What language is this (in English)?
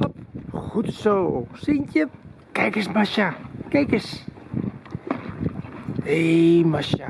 Dutch